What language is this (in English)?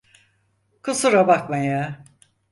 Turkish